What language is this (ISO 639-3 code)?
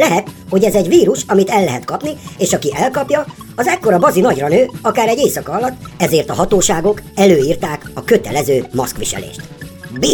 hun